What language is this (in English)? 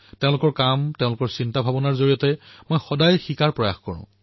Assamese